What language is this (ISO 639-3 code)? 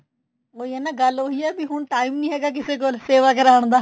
pan